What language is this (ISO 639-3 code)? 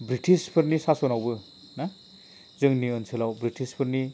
brx